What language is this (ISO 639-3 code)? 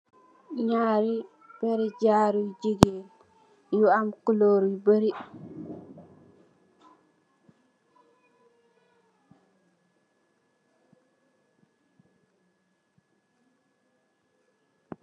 wol